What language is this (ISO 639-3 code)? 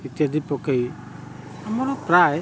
ori